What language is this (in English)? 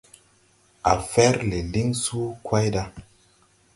Tupuri